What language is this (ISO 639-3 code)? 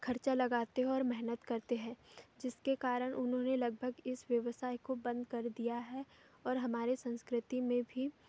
hin